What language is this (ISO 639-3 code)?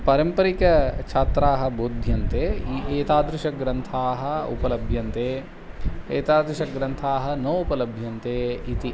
san